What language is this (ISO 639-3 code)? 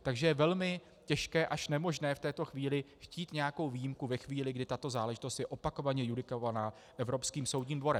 ces